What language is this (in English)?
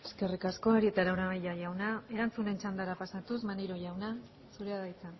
Basque